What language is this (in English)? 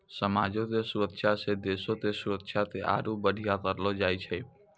Maithili